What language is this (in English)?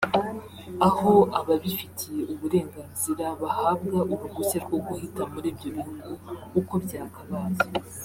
Kinyarwanda